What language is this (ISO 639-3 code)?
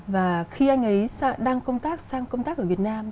vie